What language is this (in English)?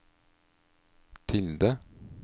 Norwegian